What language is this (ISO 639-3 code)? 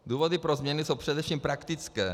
ces